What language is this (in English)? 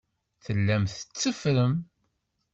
Kabyle